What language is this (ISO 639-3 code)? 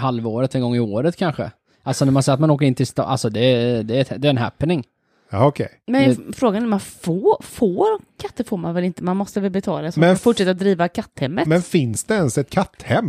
swe